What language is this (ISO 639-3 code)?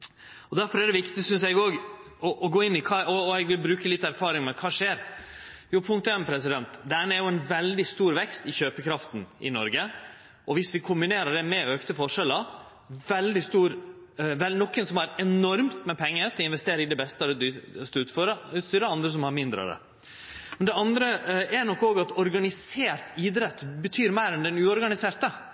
nno